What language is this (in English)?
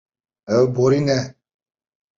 Kurdish